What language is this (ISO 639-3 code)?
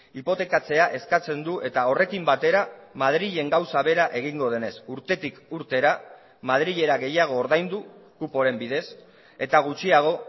eus